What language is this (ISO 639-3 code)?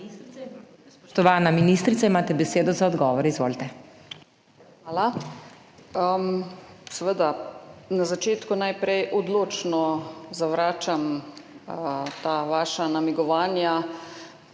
slv